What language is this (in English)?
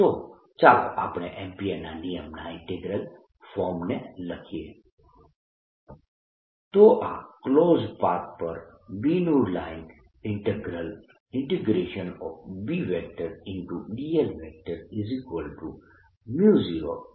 Gujarati